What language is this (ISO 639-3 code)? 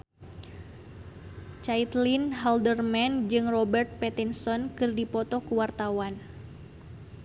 sun